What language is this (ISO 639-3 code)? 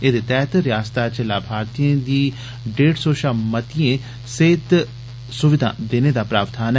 doi